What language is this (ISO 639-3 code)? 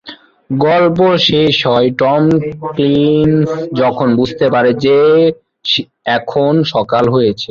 ben